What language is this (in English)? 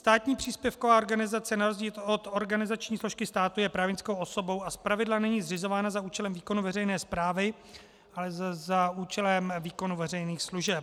Czech